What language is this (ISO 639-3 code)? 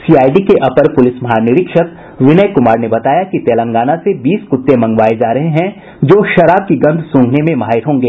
hin